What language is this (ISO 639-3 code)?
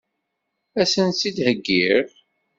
kab